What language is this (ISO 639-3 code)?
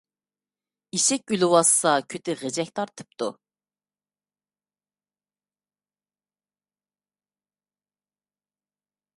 uig